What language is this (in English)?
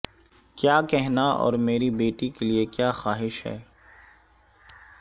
Urdu